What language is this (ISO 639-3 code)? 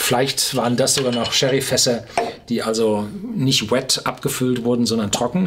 deu